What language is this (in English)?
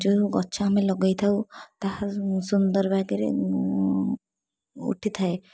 Odia